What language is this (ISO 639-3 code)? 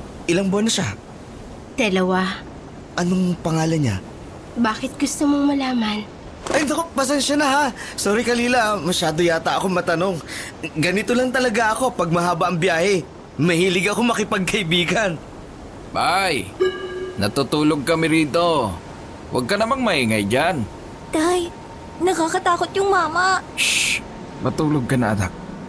fil